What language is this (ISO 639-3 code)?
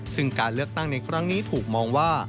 tha